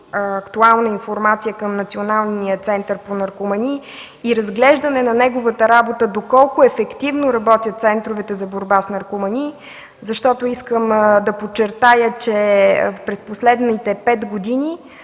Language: Bulgarian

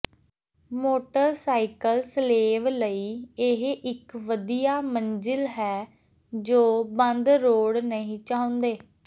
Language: Punjabi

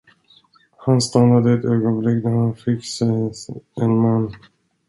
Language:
Swedish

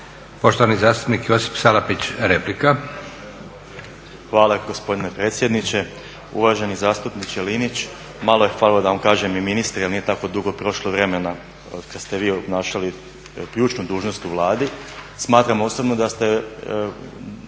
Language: Croatian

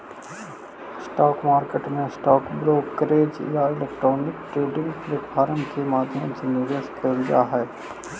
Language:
Magahi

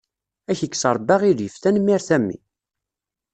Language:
Kabyle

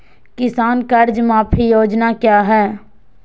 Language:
Magahi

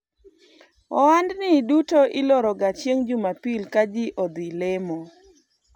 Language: Luo (Kenya and Tanzania)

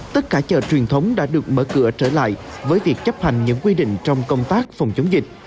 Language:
Vietnamese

